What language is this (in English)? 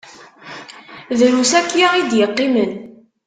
Kabyle